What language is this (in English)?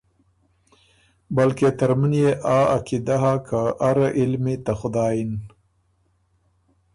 Ormuri